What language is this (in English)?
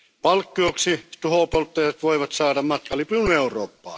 Finnish